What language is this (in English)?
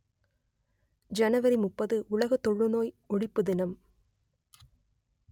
Tamil